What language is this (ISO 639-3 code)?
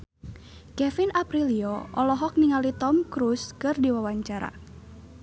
sun